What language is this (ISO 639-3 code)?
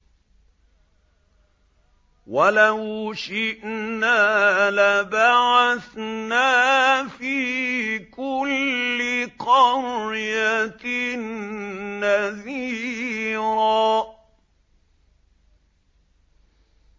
ara